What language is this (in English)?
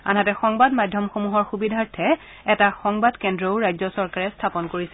Assamese